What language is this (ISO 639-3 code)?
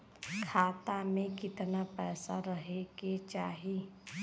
bho